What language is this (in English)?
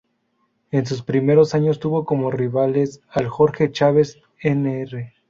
Spanish